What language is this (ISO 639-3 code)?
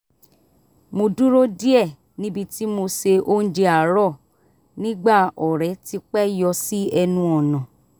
yor